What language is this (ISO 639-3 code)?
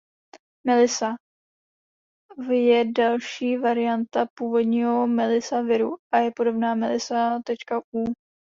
ces